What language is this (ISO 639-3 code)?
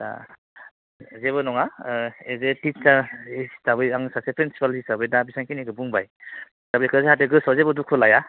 brx